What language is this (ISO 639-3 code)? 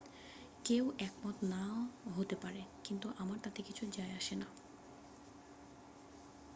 ben